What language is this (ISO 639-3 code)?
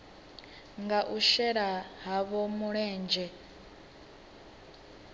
ven